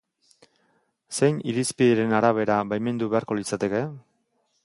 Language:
Basque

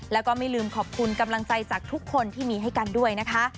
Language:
Thai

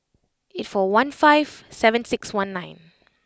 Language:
English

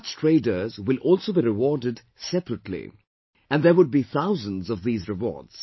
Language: English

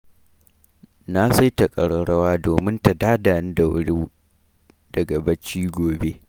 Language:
Hausa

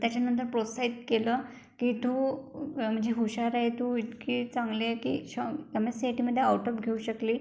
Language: Marathi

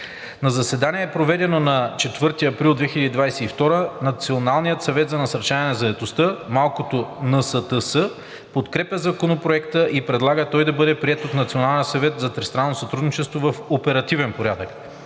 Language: Bulgarian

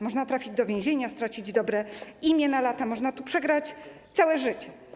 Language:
Polish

